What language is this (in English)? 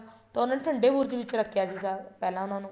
Punjabi